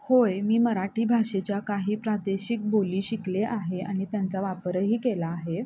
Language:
Marathi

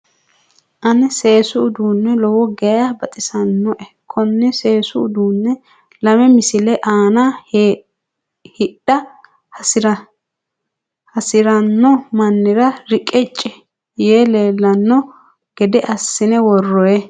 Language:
Sidamo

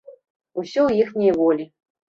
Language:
Belarusian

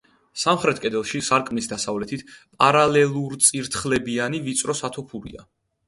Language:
Georgian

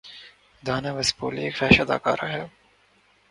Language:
Urdu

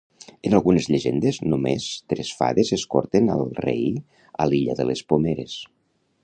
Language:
Catalan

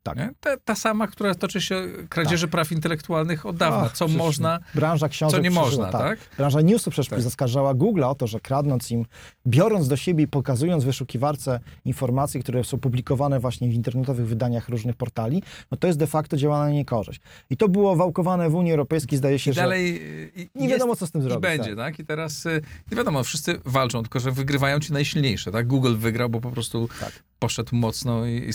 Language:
Polish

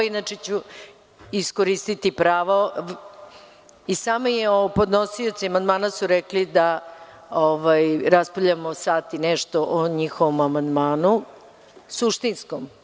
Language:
Serbian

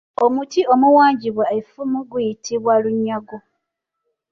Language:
Ganda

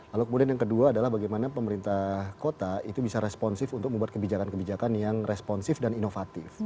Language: Indonesian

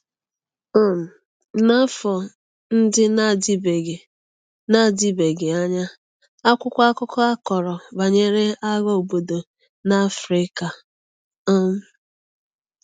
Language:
Igbo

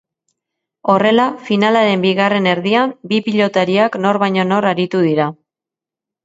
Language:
Basque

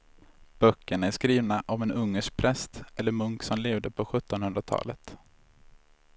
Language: Swedish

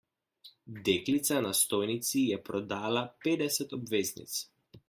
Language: Slovenian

